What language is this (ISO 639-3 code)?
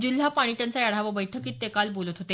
mar